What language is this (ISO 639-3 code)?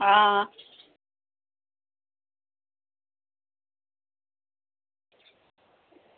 doi